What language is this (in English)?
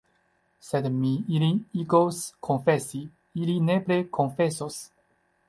Esperanto